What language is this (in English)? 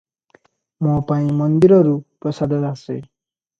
Odia